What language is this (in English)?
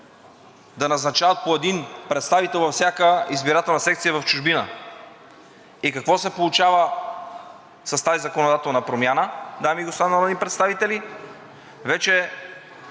Bulgarian